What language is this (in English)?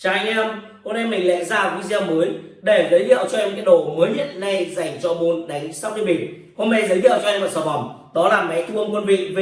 Vietnamese